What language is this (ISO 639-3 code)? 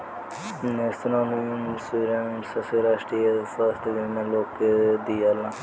bho